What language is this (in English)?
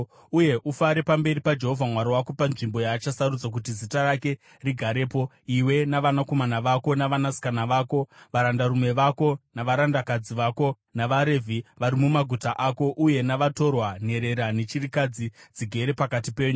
Shona